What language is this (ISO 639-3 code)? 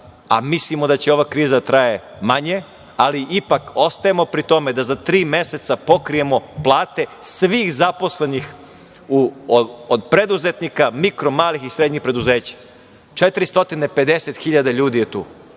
srp